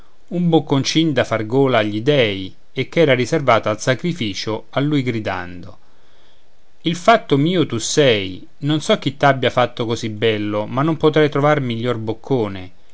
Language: Italian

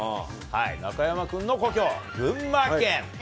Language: Japanese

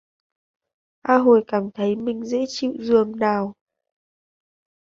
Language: Vietnamese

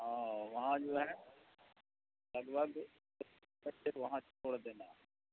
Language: Urdu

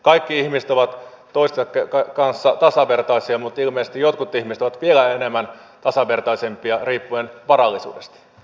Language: Finnish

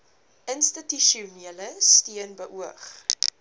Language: Afrikaans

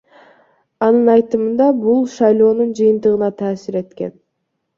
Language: Kyrgyz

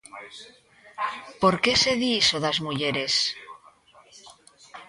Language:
Galician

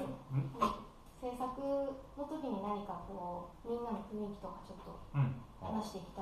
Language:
Japanese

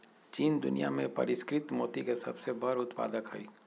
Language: Magahi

